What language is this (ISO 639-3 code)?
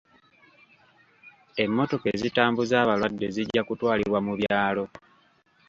lug